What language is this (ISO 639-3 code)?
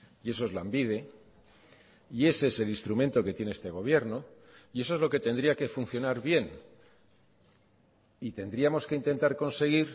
spa